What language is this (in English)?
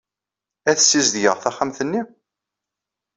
Kabyle